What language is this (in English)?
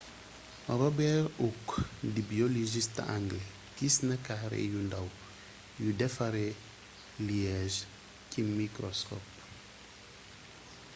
Wolof